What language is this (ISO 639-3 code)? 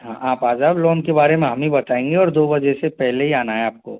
hin